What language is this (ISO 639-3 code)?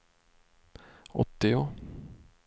swe